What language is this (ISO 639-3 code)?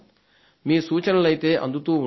tel